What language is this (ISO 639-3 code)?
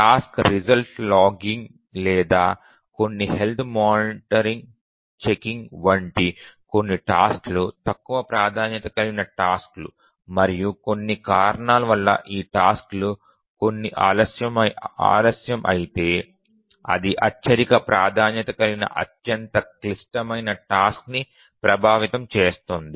tel